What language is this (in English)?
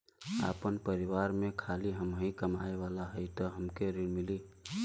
Bhojpuri